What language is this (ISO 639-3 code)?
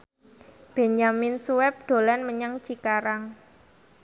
jav